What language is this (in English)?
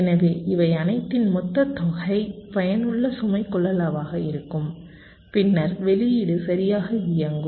Tamil